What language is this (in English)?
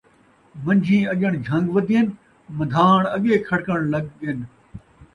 Saraiki